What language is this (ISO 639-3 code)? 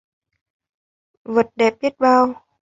vie